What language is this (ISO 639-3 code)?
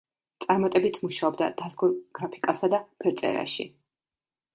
kat